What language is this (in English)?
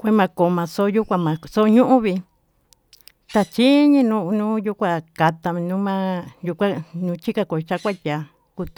Tututepec Mixtec